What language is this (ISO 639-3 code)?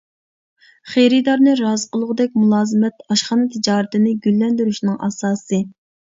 uig